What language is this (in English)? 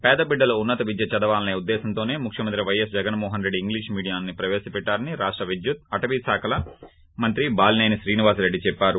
Telugu